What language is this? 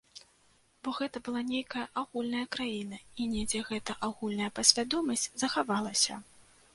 Belarusian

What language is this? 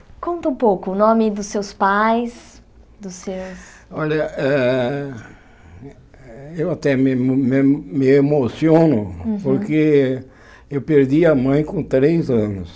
Portuguese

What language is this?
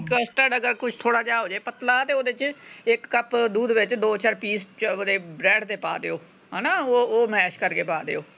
Punjabi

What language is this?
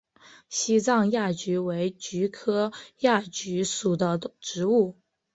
Chinese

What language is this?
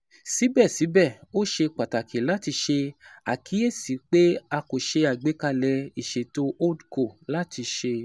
Yoruba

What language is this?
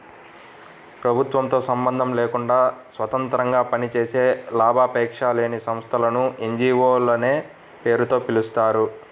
Telugu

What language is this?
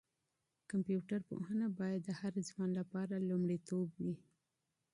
Pashto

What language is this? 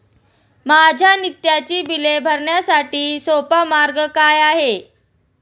Marathi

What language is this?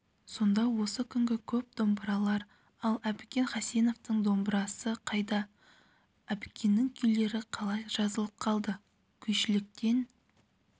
Kazakh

